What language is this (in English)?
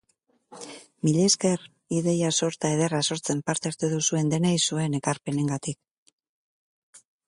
Basque